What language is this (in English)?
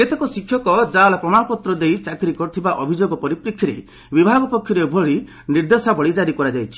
Odia